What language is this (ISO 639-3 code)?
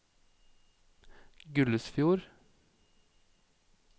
nor